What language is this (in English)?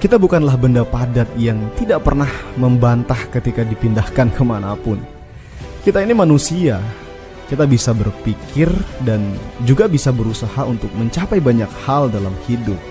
Indonesian